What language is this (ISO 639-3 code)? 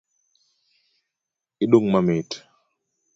luo